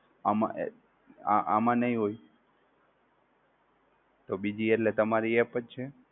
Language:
Gujarati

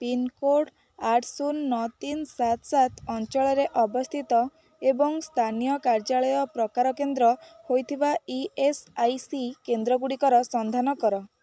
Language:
Odia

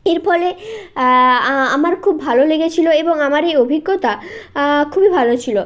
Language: Bangla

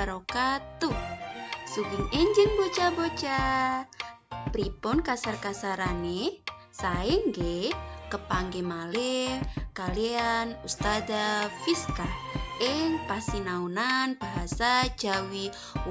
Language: Indonesian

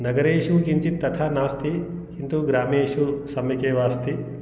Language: Sanskrit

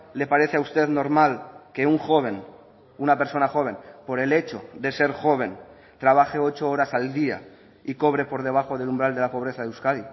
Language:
Spanish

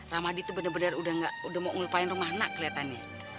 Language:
Indonesian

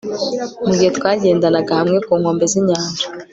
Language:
Kinyarwanda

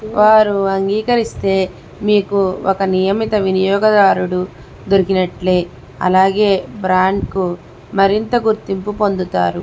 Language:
Telugu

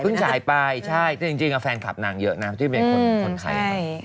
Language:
Thai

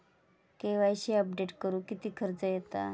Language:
Marathi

